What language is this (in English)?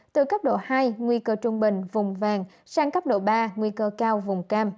Vietnamese